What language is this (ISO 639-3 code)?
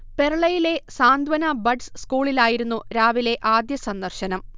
mal